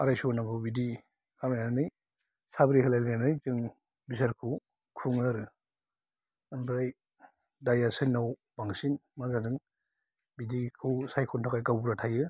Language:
Bodo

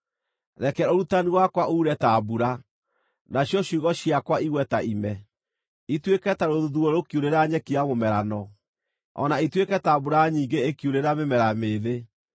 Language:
Kikuyu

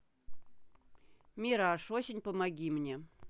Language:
Russian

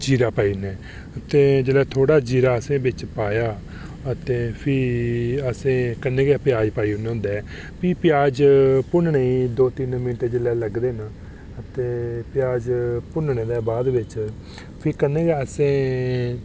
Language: Dogri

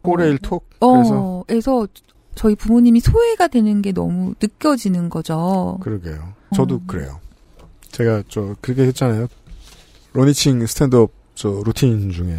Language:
Korean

